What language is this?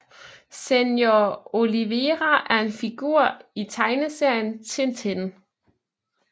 Danish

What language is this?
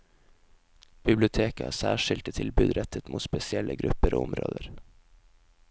Norwegian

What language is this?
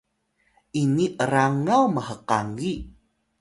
Atayal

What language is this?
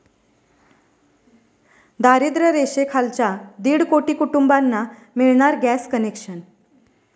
Marathi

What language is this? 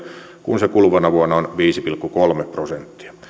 Finnish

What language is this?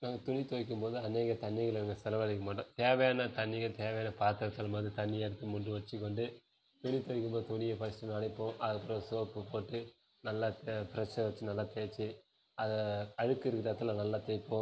Tamil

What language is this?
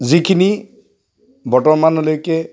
Assamese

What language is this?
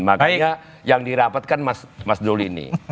Indonesian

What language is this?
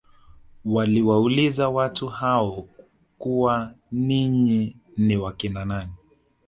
Swahili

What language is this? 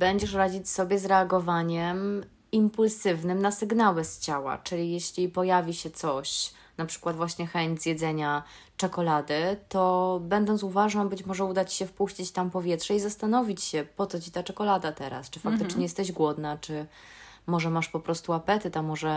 Polish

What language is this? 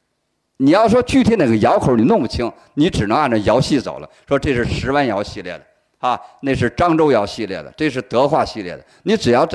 Chinese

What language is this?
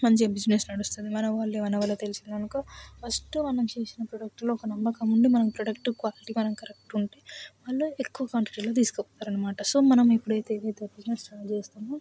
Telugu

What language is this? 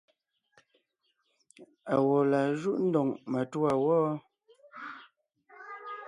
Ngiemboon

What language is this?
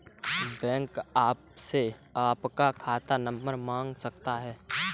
Hindi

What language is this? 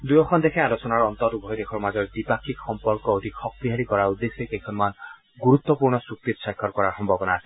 Assamese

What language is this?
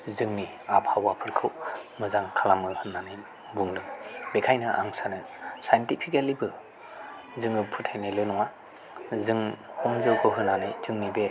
Bodo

